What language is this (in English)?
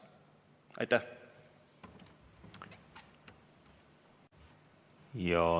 Estonian